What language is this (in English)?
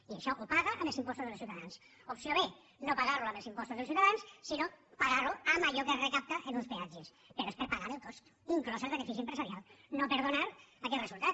Catalan